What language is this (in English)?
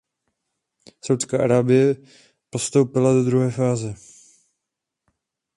Czech